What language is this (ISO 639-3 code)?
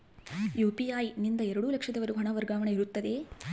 kan